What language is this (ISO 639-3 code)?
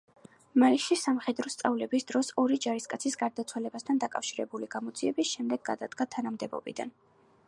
kat